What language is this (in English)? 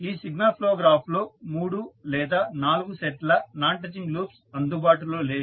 Telugu